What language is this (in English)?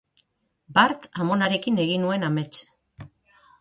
Basque